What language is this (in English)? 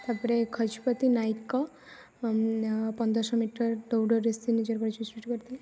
Odia